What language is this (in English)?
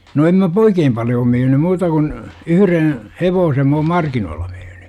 Finnish